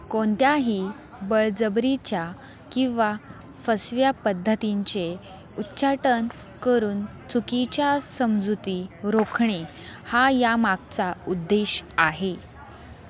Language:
Marathi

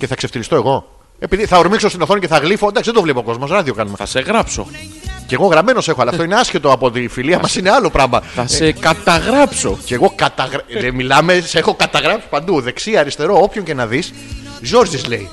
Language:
Greek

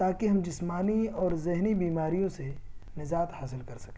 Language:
Urdu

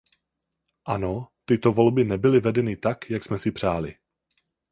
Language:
Czech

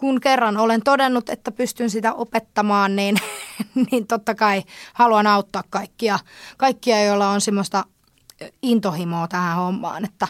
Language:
Finnish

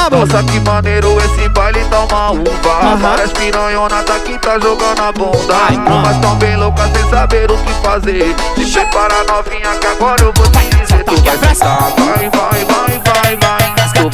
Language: Portuguese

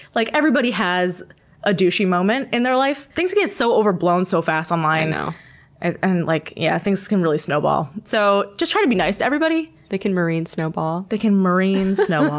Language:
English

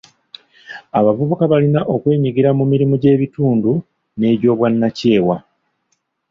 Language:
Ganda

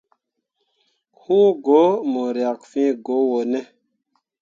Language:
Mundang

